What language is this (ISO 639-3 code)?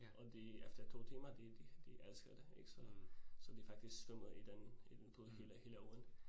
dan